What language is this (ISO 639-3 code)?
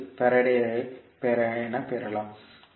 tam